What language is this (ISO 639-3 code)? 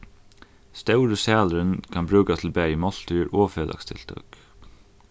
fao